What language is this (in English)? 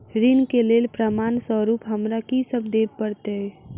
Maithili